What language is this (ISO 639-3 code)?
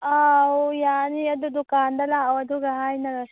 mni